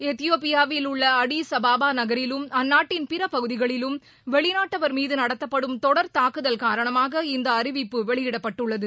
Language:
Tamil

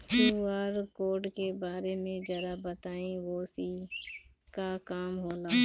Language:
Bhojpuri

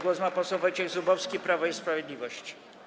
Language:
Polish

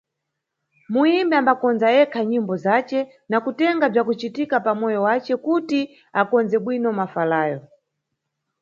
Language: Nyungwe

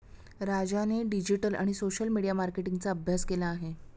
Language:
Marathi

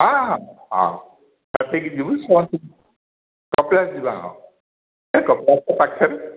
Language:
Odia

